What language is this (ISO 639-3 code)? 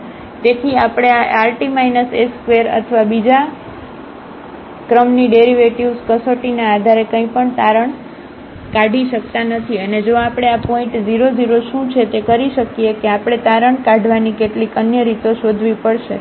guj